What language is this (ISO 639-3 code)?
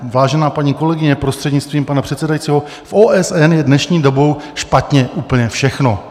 ces